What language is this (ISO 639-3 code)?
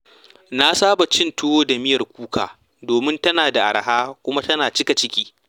hau